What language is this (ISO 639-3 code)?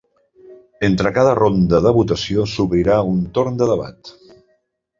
cat